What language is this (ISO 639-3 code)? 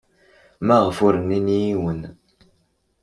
kab